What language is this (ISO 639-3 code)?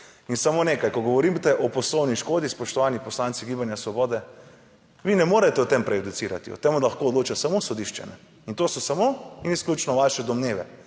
slv